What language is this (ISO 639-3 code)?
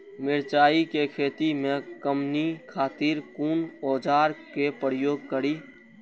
mai